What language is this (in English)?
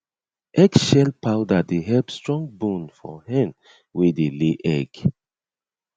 Nigerian Pidgin